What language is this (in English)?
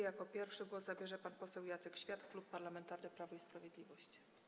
Polish